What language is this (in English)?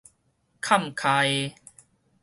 Min Nan Chinese